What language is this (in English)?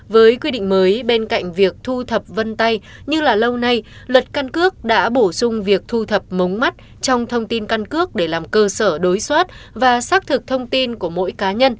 Vietnamese